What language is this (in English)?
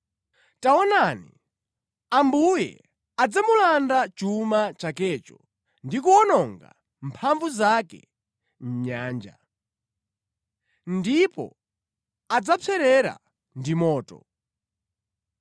Nyanja